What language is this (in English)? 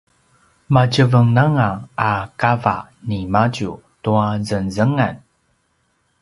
Paiwan